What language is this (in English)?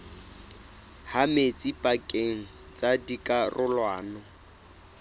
Southern Sotho